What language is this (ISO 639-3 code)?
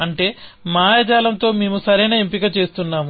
tel